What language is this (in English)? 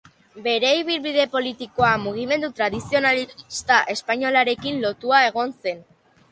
Basque